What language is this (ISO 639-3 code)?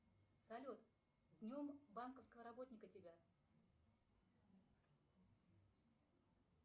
rus